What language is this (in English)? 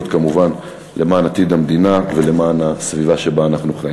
Hebrew